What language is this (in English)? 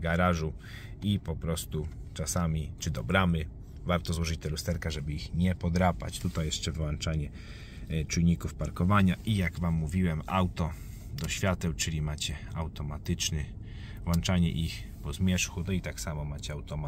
Polish